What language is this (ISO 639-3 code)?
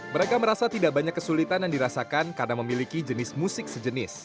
ind